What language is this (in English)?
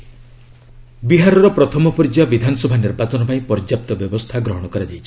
Odia